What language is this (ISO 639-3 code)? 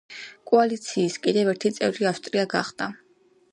kat